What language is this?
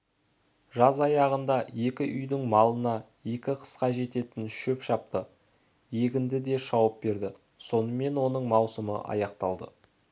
Kazakh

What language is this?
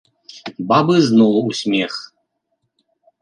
Belarusian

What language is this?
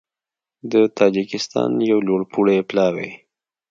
Pashto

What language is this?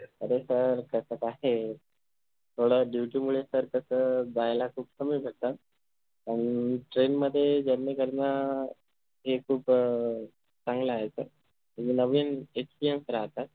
Marathi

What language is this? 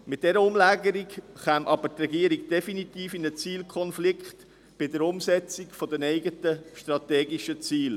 Swiss German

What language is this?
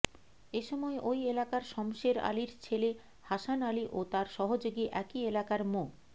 Bangla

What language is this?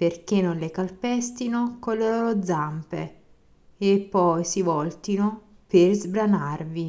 Italian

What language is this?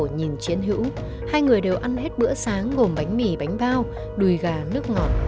Vietnamese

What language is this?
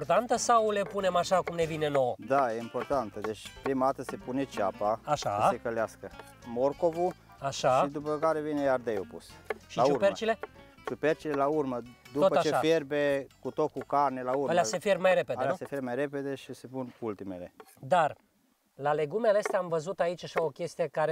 Romanian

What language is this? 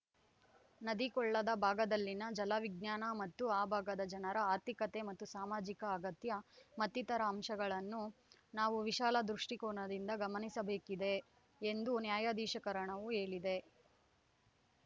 Kannada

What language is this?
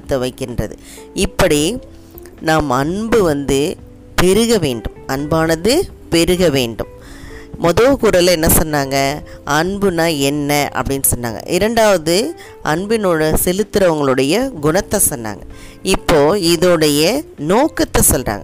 Tamil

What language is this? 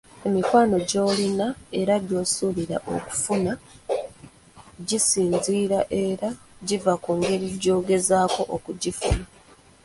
Ganda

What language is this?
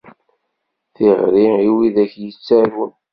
Kabyle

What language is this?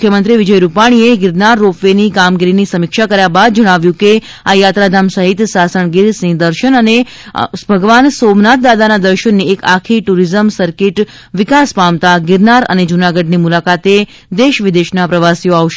Gujarati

